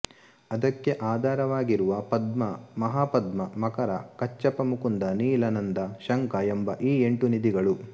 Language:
Kannada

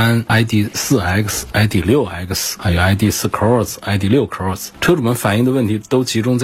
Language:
Chinese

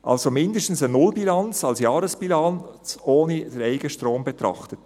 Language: Swiss German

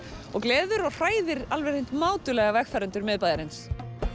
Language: Icelandic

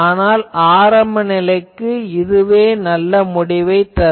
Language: Tamil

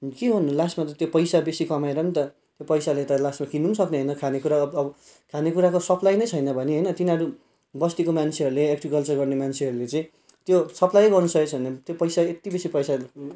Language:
Nepali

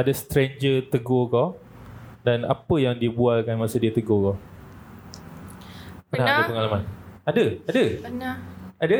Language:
Malay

